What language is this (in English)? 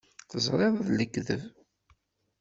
Kabyle